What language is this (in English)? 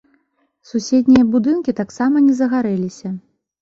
Belarusian